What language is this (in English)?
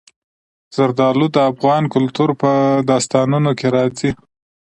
Pashto